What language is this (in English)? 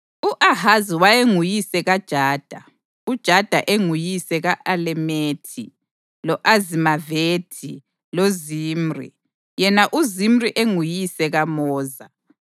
North Ndebele